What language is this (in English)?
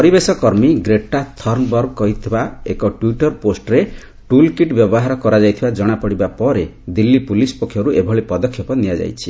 Odia